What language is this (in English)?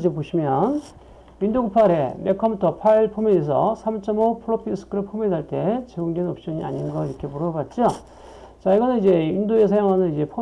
Korean